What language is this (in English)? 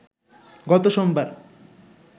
Bangla